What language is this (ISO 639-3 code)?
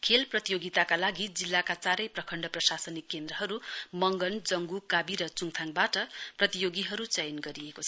nep